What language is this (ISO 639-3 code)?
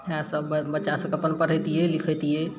mai